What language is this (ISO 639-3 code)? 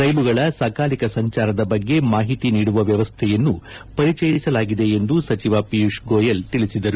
kan